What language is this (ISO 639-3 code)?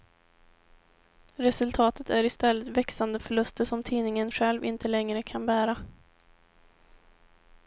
swe